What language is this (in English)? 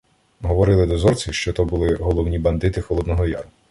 Ukrainian